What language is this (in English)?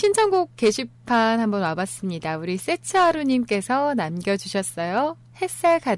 Korean